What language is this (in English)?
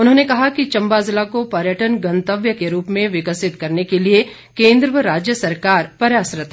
Hindi